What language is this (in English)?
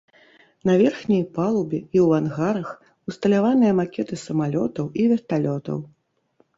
Belarusian